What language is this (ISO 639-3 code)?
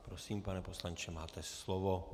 ces